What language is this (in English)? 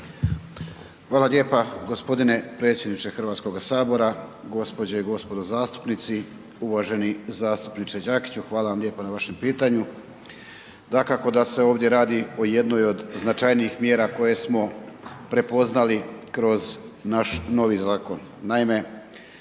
Croatian